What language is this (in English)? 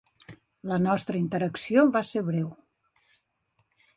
Catalan